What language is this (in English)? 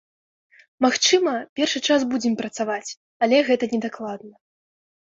Belarusian